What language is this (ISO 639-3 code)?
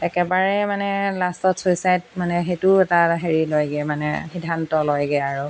asm